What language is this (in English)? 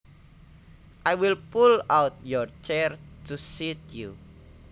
Javanese